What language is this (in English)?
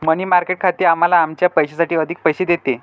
Marathi